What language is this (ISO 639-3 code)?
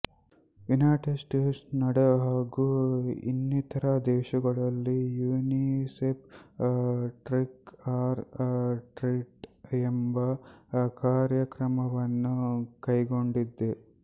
kan